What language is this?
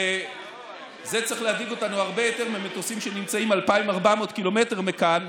Hebrew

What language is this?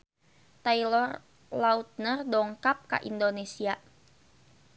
Sundanese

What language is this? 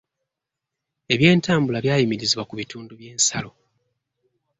Ganda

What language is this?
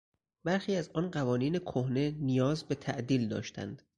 Persian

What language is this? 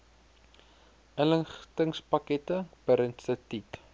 Afrikaans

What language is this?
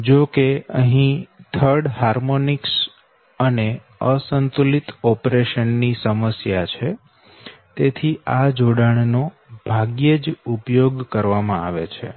Gujarati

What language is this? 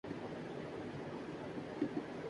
Urdu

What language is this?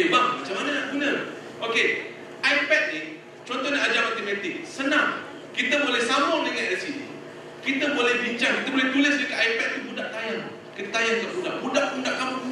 Malay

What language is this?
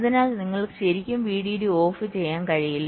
Malayalam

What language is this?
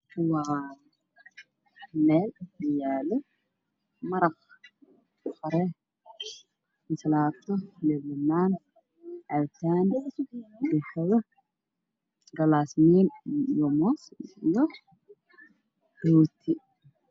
Somali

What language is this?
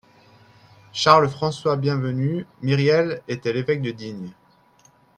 French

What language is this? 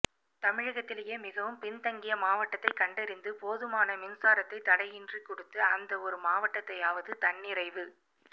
Tamil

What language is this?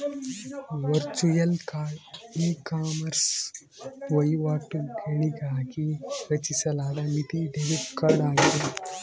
Kannada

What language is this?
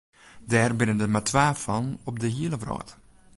Western Frisian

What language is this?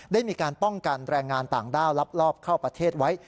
Thai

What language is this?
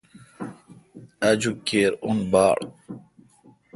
Kalkoti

